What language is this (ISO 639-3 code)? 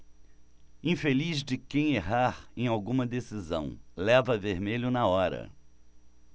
por